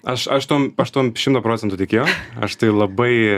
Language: Lithuanian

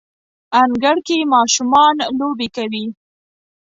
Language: Pashto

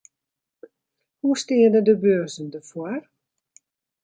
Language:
Western Frisian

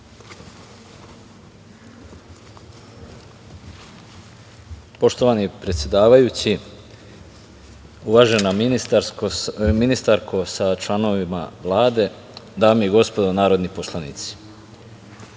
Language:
Serbian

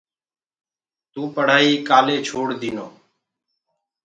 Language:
Gurgula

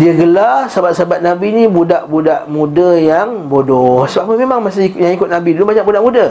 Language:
Malay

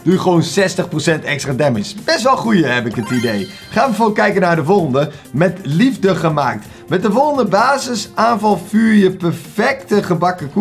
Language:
Dutch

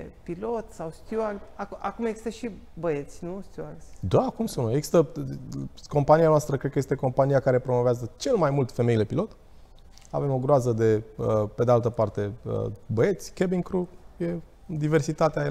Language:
Romanian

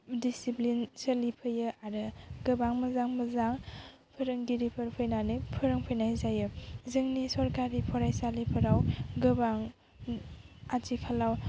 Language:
Bodo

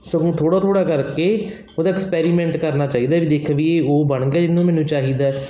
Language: Punjabi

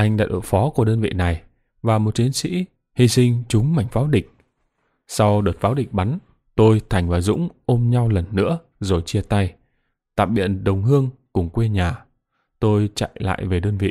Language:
Vietnamese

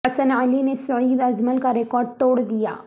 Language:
Urdu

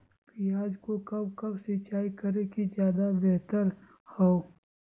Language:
Magahi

